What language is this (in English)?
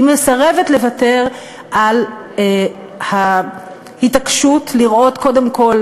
Hebrew